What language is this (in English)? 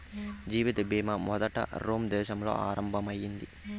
Telugu